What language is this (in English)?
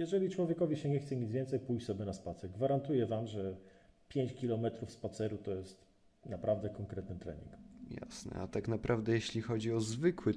Polish